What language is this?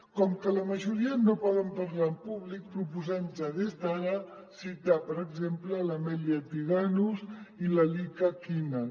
Catalan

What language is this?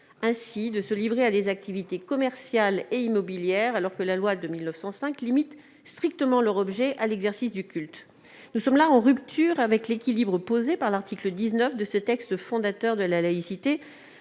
French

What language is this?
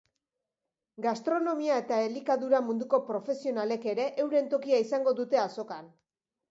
Basque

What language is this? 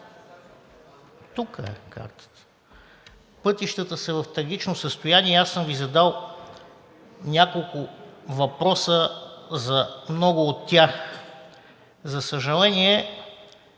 Bulgarian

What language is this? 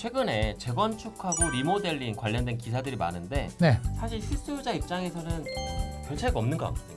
Korean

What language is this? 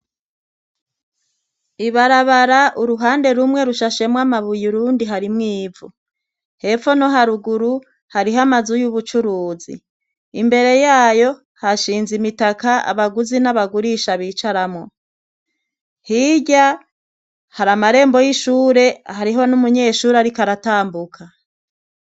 Rundi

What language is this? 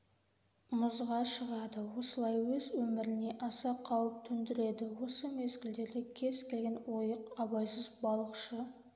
Kazakh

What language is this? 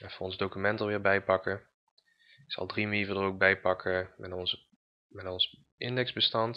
Dutch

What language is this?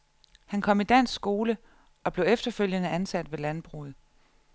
Danish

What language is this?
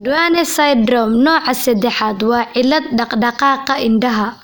Somali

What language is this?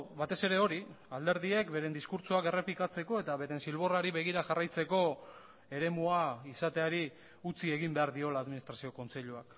Basque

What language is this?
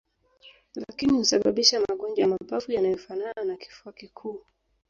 Swahili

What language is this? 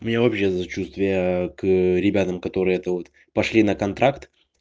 Russian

